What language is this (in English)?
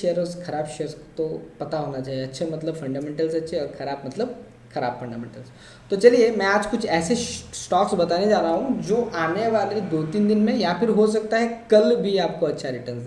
Hindi